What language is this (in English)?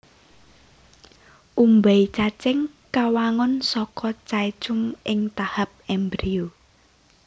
Javanese